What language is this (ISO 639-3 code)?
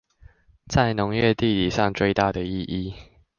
zho